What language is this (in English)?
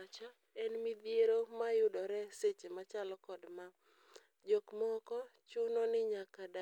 Luo (Kenya and Tanzania)